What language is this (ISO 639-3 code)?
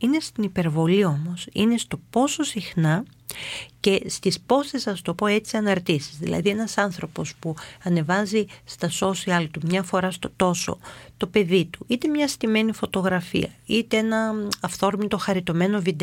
ell